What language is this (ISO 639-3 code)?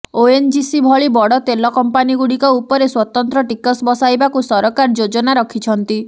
ori